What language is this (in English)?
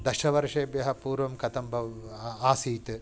Sanskrit